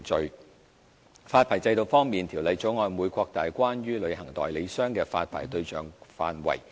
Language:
Cantonese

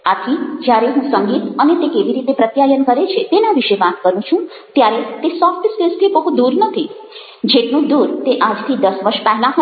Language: Gujarati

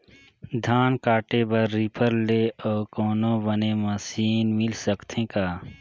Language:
Chhattisgarhi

